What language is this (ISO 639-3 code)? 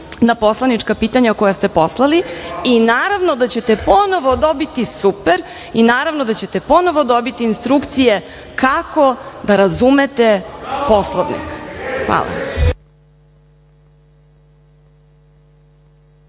srp